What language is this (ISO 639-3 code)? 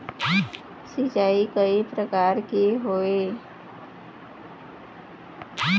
hne